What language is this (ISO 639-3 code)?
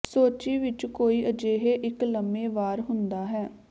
pan